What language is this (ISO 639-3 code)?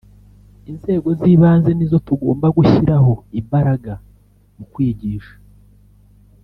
kin